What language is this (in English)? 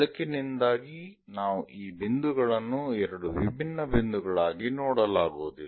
Kannada